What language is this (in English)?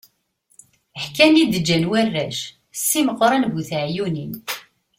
Kabyle